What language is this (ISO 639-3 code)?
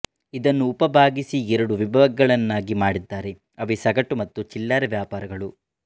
kan